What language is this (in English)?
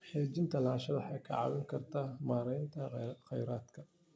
Somali